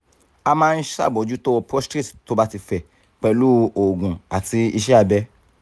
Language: Yoruba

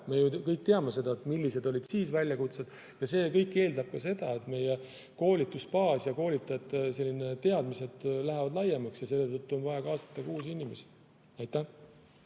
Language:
Estonian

